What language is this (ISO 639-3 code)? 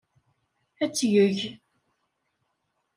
kab